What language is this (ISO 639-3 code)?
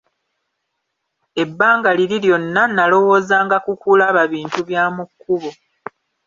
lug